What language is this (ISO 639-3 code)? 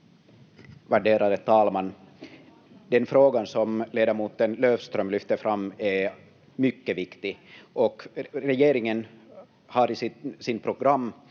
fin